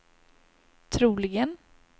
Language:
Swedish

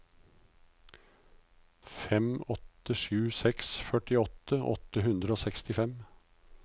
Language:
Norwegian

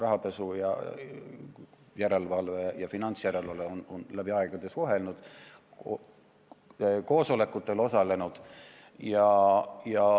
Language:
Estonian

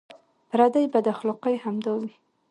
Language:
Pashto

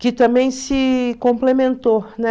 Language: Portuguese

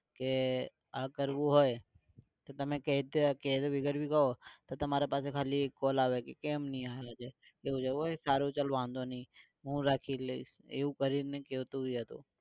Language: Gujarati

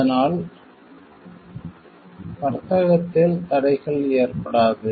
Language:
Tamil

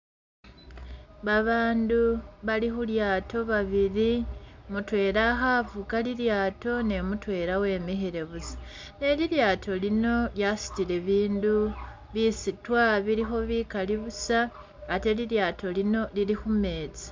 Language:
Masaaba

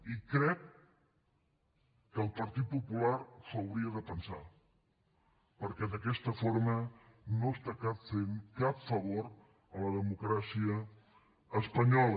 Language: Catalan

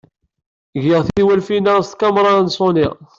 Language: Kabyle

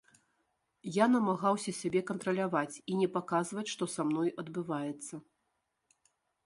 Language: Belarusian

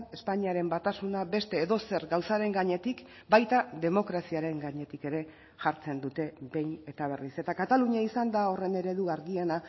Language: Basque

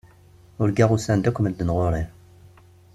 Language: Kabyle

